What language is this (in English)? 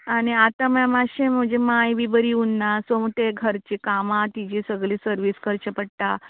Konkani